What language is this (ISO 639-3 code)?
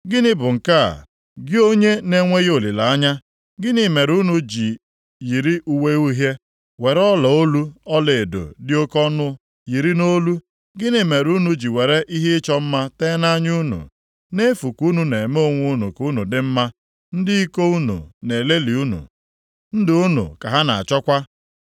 ibo